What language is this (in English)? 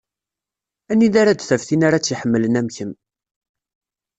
Kabyle